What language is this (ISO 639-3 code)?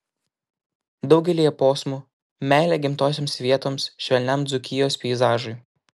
lit